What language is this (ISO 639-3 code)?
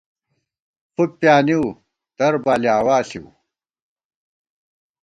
gwt